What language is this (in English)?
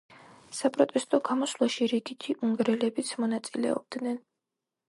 Georgian